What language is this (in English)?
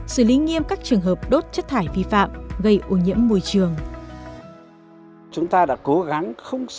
Vietnamese